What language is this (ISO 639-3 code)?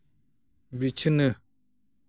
sat